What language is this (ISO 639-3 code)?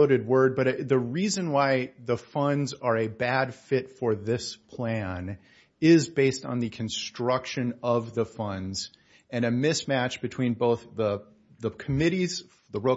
eng